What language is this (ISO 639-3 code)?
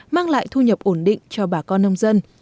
vie